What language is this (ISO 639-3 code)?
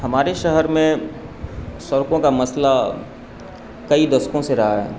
urd